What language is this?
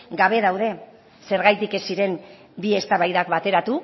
Basque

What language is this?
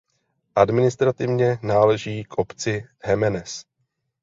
Czech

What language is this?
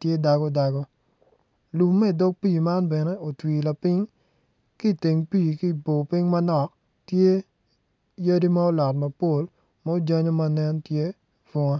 Acoli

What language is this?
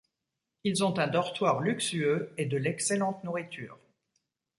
French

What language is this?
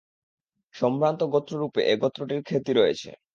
Bangla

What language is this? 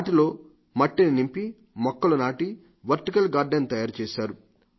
Telugu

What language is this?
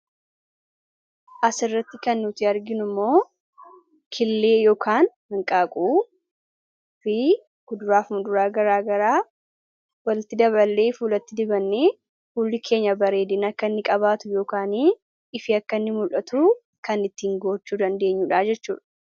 Oromo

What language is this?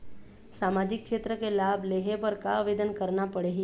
Chhattisgarhi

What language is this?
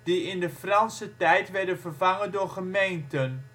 Dutch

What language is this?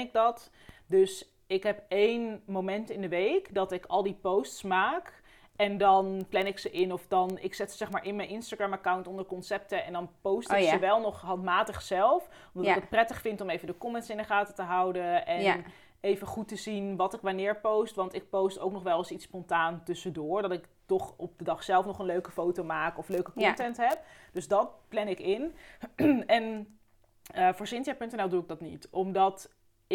Dutch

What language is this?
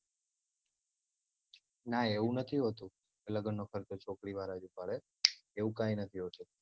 Gujarati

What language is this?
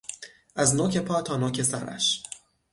Persian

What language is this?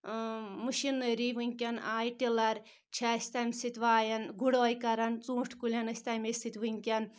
Kashmiri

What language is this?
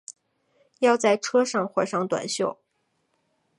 Chinese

